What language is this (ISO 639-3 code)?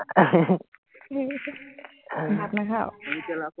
asm